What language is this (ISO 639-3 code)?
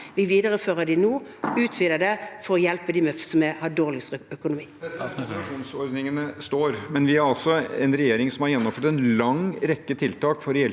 nor